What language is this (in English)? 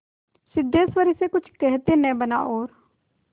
Hindi